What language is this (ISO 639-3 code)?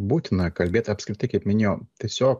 lit